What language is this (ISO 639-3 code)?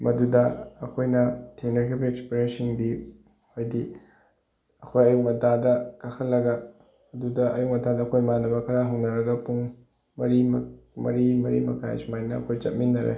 mni